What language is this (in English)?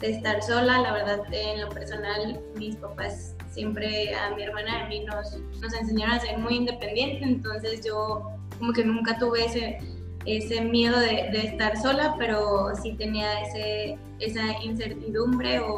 Spanish